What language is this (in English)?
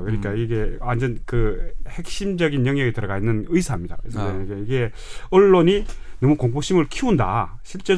Korean